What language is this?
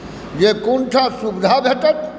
Maithili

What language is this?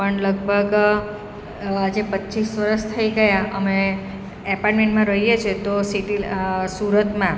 Gujarati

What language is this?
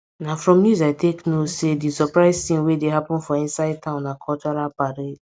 Nigerian Pidgin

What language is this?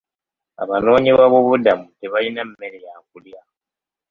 Ganda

